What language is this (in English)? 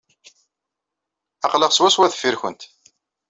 Kabyle